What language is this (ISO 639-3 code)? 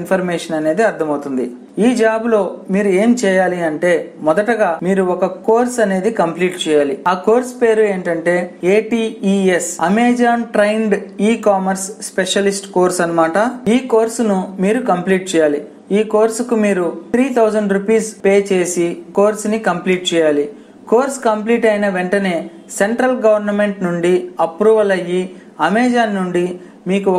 nld